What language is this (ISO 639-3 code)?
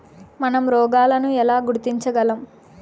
tel